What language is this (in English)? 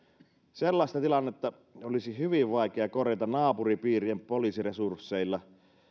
Finnish